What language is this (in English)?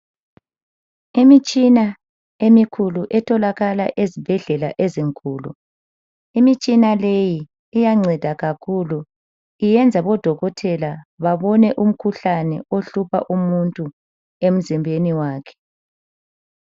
North Ndebele